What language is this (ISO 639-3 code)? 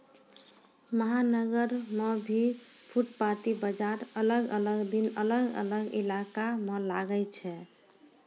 mai